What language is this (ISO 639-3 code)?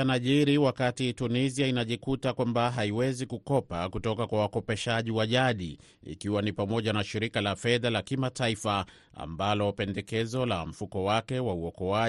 swa